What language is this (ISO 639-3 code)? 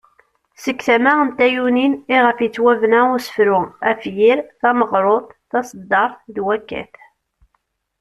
kab